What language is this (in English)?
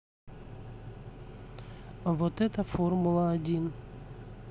Russian